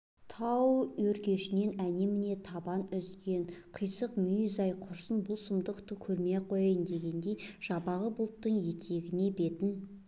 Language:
Kazakh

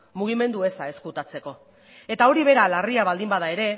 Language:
Basque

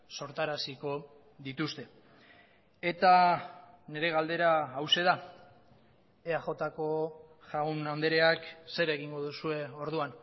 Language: Basque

